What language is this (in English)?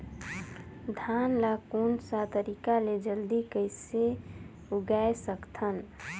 Chhattisgarhi